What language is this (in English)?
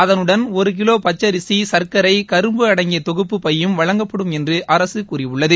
Tamil